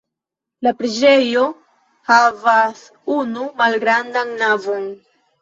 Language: Esperanto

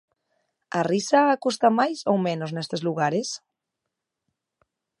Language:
Galician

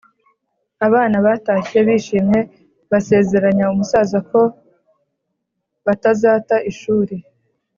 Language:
Kinyarwanda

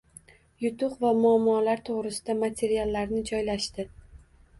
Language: Uzbek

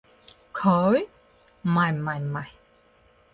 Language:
Cantonese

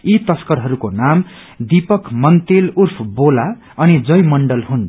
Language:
Nepali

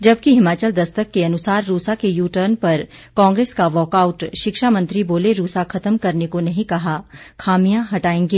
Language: Hindi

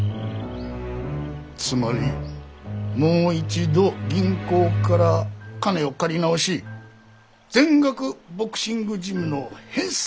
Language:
Japanese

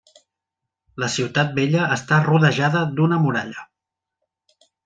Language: Catalan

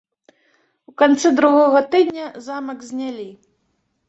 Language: Belarusian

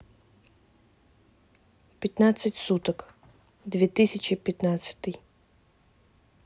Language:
Russian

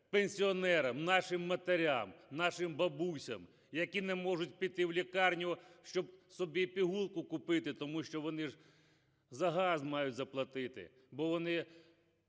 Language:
Ukrainian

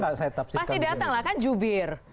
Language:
Indonesian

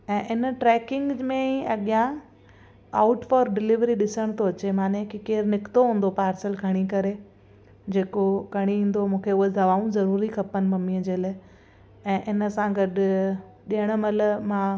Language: Sindhi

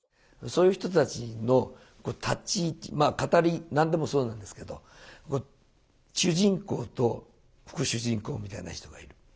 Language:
Japanese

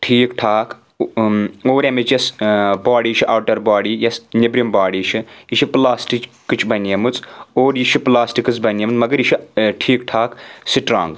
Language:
Kashmiri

